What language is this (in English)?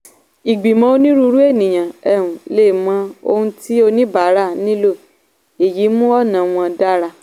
Yoruba